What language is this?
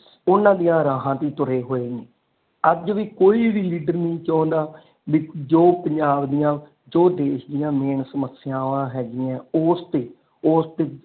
Punjabi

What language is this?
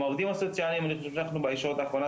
Hebrew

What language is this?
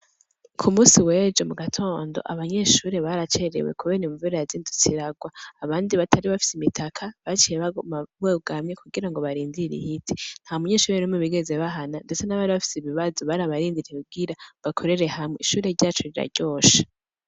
Rundi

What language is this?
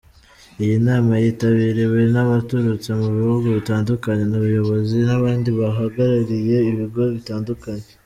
Kinyarwanda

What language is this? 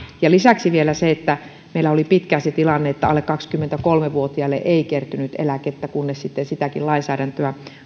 Finnish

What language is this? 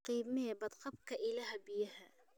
Somali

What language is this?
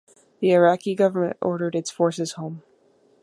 English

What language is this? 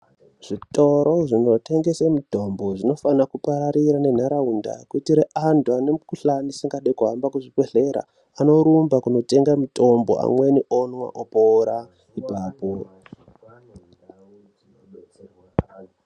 Ndau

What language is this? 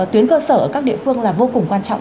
Vietnamese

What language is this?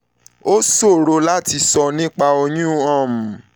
Yoruba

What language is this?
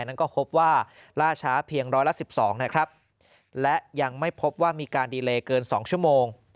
Thai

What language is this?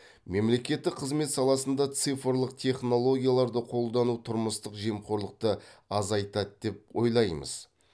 Kazakh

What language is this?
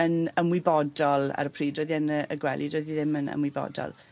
Welsh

